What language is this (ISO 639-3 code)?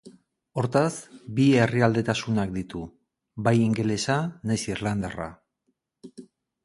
eus